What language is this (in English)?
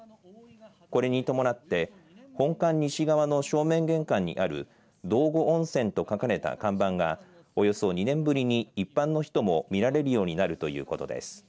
Japanese